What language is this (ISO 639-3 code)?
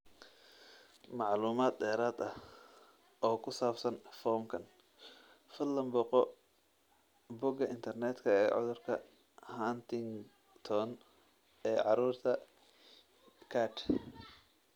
som